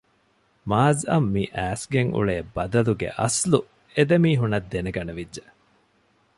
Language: Divehi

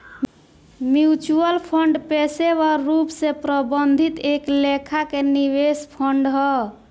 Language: Bhojpuri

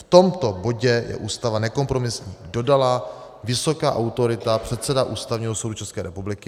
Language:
Czech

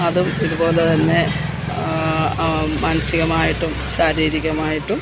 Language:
Malayalam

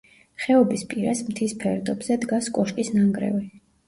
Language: Georgian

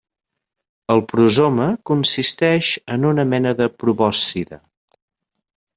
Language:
Catalan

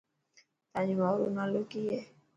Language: Dhatki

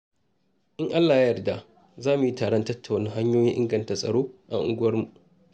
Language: Hausa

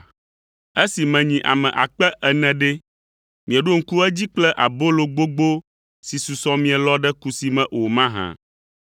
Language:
Ewe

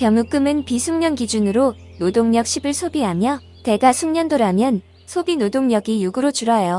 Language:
Korean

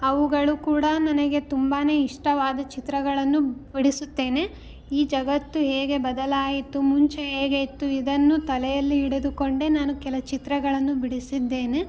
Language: Kannada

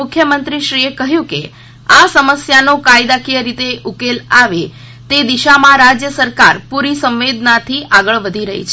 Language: Gujarati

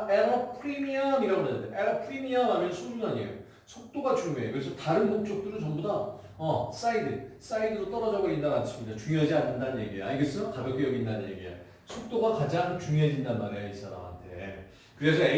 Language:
Korean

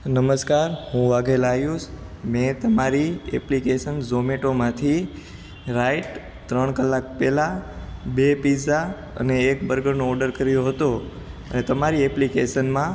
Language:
Gujarati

